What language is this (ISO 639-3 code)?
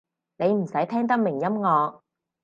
yue